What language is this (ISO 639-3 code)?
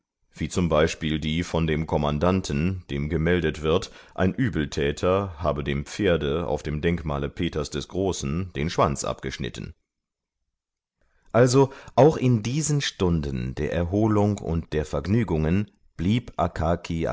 deu